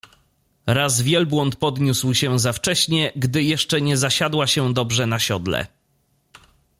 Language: Polish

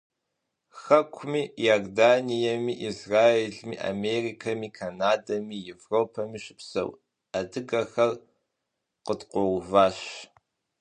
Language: Kabardian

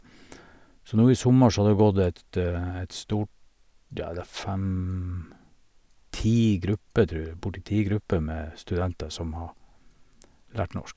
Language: Norwegian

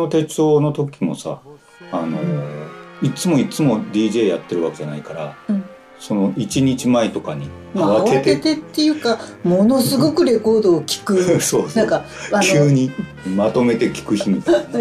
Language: Japanese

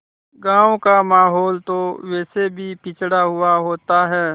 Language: Hindi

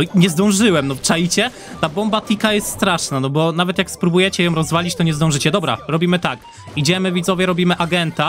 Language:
Polish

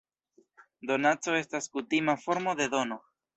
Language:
Esperanto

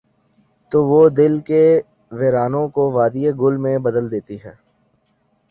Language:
Urdu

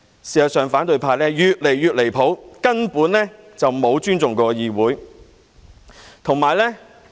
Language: Cantonese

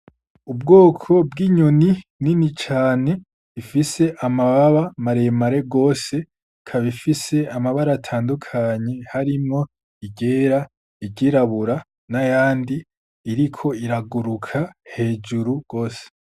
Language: Rundi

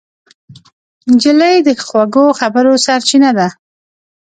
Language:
Pashto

